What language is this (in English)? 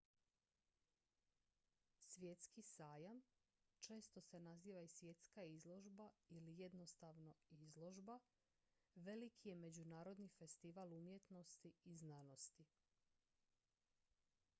Croatian